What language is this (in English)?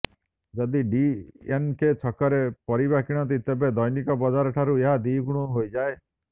Odia